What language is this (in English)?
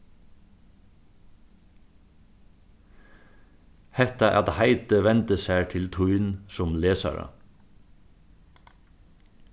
Faroese